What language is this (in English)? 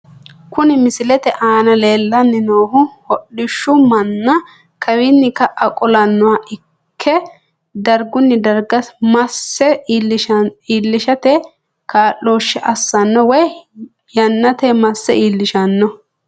Sidamo